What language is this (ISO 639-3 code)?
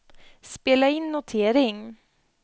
swe